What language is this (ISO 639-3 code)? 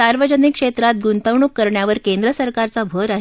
mar